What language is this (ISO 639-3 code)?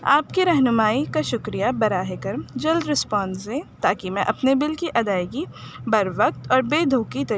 urd